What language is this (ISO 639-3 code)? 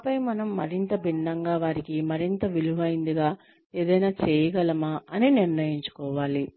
tel